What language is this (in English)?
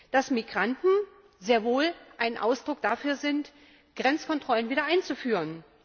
German